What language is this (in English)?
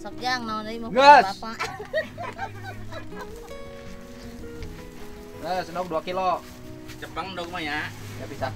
Indonesian